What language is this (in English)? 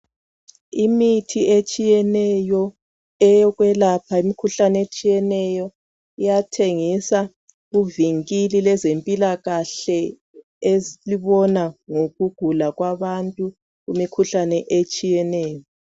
North Ndebele